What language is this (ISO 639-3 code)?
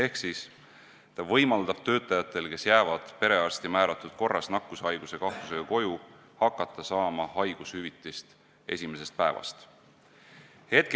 est